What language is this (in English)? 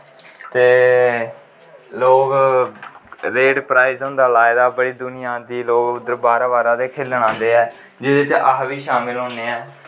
Dogri